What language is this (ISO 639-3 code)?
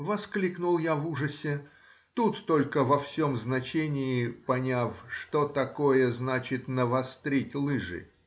rus